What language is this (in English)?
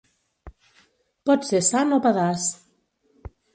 Catalan